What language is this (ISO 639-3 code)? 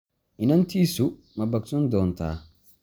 som